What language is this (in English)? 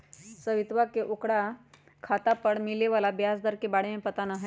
Magahi